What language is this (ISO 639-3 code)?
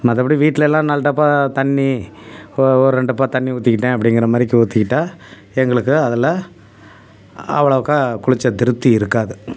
tam